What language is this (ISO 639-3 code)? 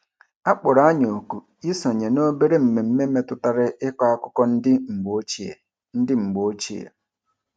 ibo